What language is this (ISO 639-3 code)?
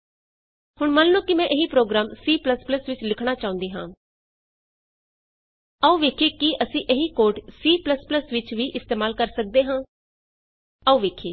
pan